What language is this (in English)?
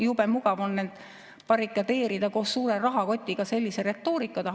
Estonian